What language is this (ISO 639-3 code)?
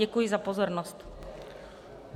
ces